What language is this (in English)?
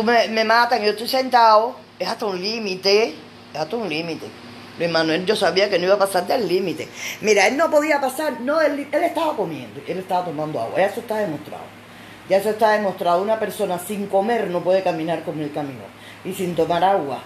Spanish